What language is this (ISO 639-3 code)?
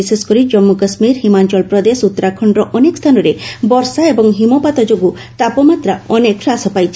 ori